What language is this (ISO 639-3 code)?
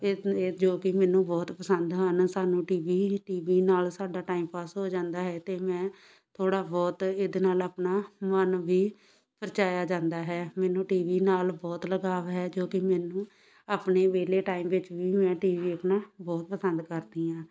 pan